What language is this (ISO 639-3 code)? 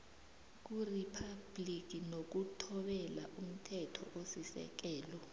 nbl